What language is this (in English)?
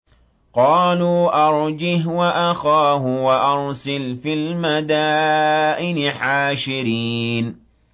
Arabic